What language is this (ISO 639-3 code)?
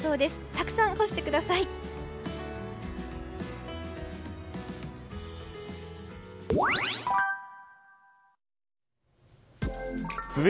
jpn